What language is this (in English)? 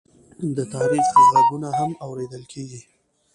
Pashto